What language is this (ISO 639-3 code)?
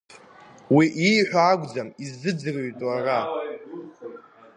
abk